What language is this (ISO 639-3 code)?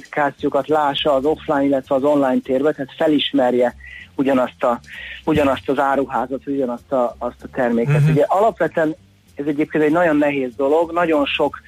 hun